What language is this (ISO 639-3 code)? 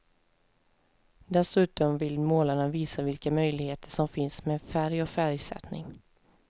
swe